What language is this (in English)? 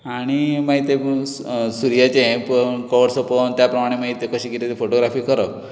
Konkani